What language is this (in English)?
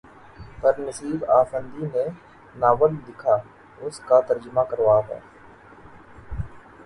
Urdu